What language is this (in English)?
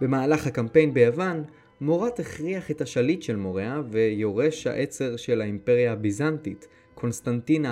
Hebrew